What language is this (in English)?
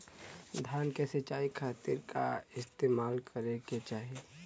Bhojpuri